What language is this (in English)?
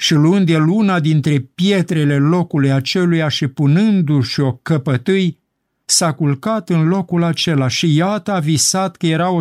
Romanian